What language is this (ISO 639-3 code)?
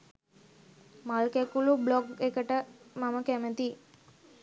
sin